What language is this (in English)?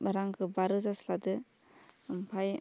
Bodo